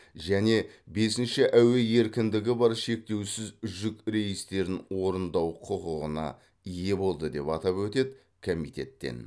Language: Kazakh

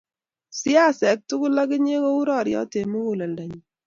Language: Kalenjin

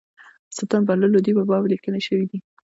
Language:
Pashto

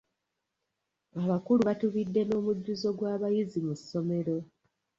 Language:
Ganda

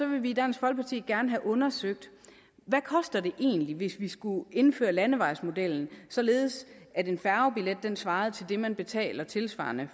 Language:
Danish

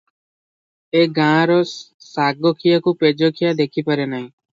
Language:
Odia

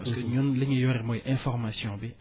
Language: Wolof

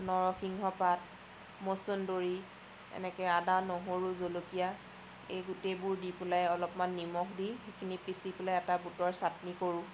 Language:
Assamese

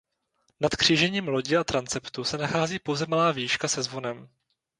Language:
Czech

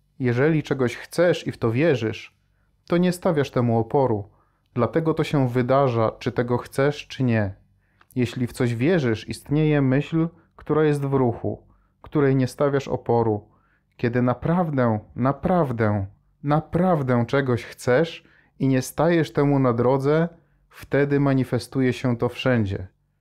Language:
Polish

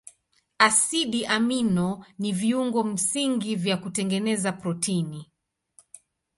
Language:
Swahili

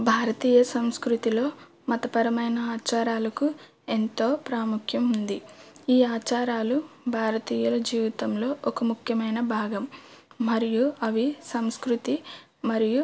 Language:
Telugu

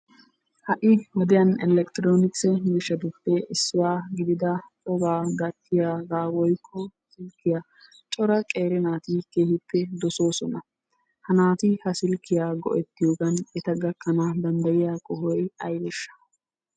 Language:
Wolaytta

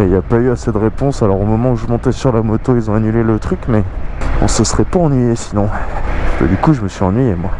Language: French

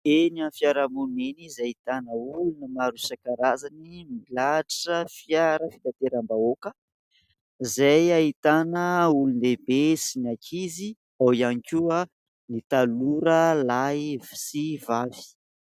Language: Malagasy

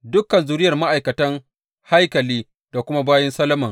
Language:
Hausa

